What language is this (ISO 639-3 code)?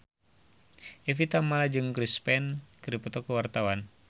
sun